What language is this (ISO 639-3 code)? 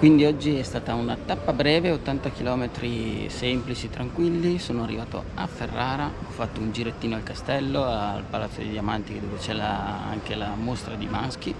ita